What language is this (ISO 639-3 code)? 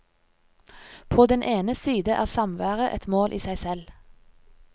nor